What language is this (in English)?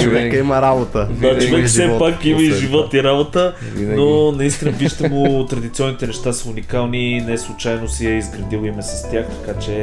Bulgarian